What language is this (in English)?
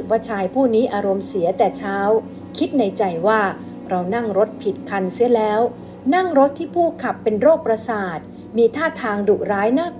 Thai